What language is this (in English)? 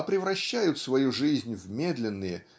Russian